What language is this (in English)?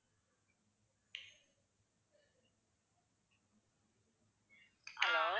Tamil